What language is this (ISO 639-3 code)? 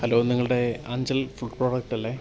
mal